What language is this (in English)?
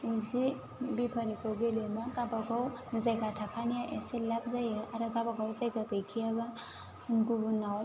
Bodo